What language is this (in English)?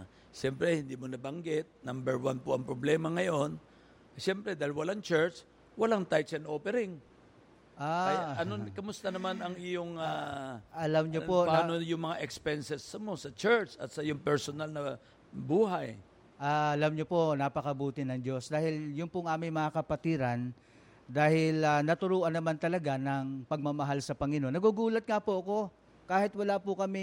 Filipino